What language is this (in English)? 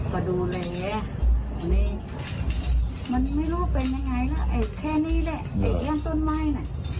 Thai